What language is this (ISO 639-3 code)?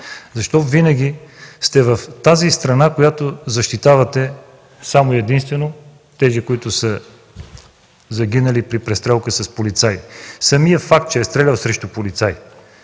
bul